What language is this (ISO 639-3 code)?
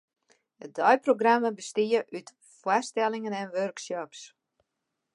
fry